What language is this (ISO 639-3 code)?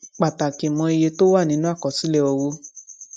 yor